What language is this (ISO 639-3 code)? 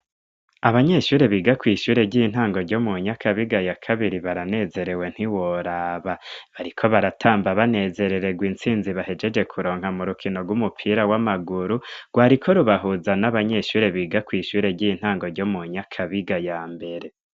run